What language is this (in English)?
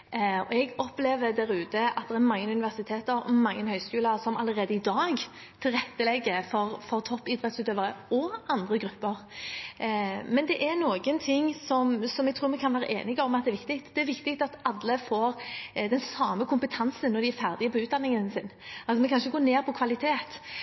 Norwegian Bokmål